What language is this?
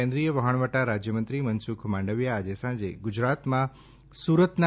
Gujarati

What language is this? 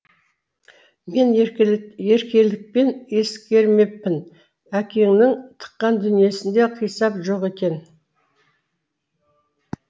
Kazakh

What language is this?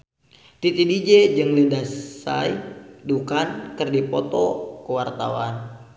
Sundanese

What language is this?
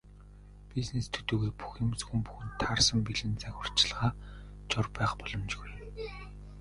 Mongolian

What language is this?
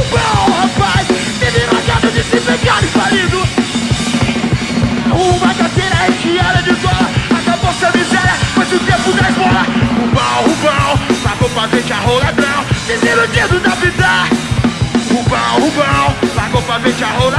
Portuguese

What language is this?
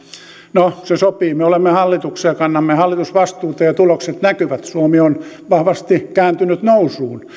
Finnish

